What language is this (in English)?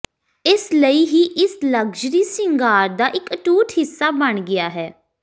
Punjabi